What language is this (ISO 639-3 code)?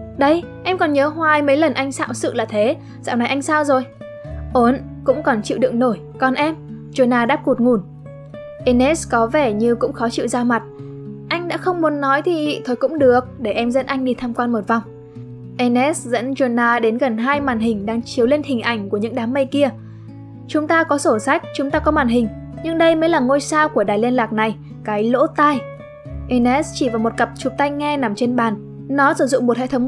vie